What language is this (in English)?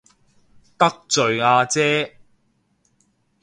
Cantonese